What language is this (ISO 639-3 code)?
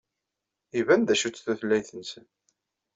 kab